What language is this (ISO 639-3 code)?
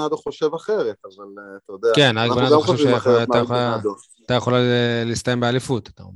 heb